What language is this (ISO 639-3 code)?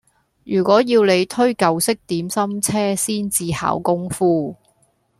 yue